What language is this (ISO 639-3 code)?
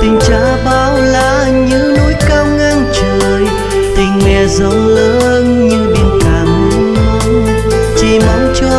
vie